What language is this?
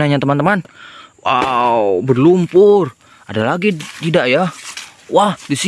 Indonesian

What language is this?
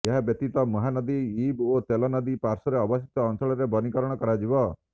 Odia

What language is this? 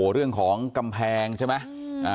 Thai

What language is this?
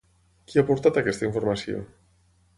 Catalan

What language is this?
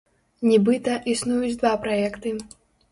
Belarusian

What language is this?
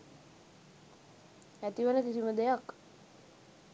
Sinhala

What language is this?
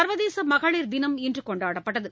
Tamil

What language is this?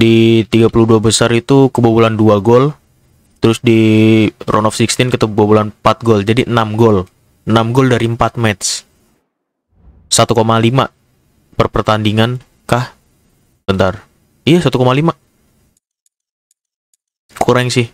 Indonesian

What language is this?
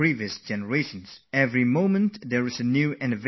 English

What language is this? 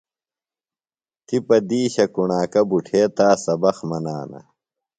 Phalura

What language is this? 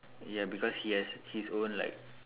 English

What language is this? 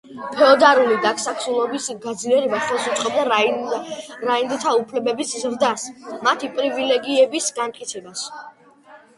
Georgian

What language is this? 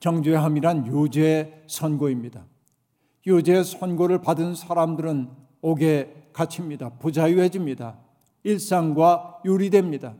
Korean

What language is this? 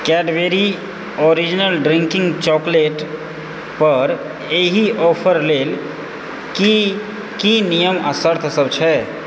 Maithili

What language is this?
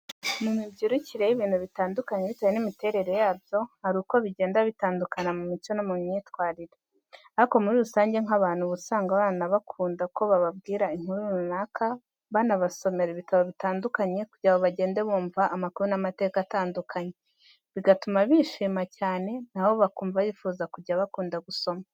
Kinyarwanda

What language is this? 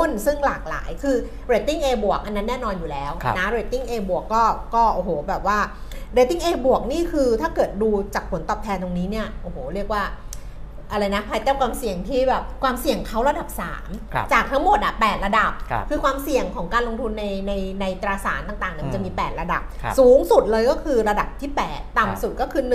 Thai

